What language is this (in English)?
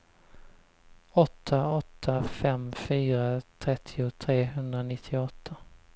Swedish